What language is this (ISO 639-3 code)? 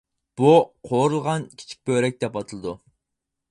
uig